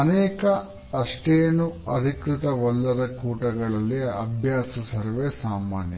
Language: Kannada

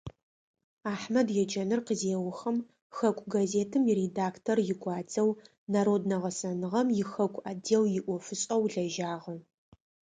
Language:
Adyghe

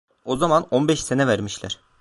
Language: Turkish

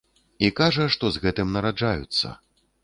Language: Belarusian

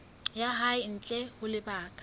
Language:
Southern Sotho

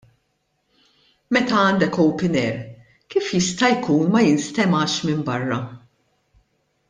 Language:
Maltese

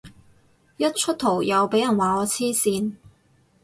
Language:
Cantonese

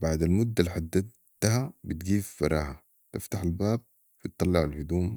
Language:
Sudanese Arabic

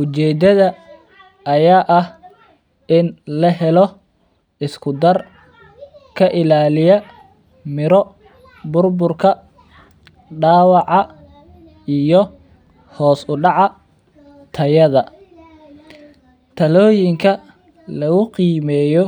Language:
Somali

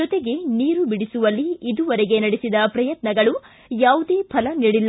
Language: Kannada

